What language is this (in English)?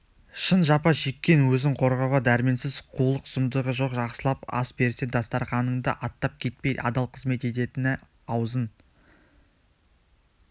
Kazakh